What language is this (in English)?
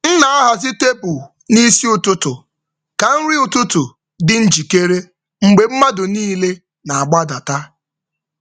Igbo